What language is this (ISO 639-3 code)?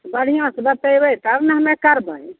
mai